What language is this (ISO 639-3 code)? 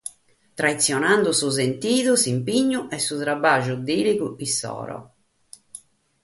srd